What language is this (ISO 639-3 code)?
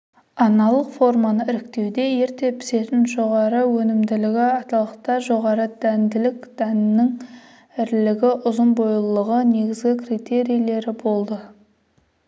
kaz